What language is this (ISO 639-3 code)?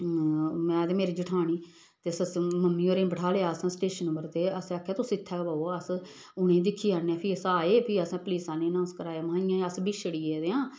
doi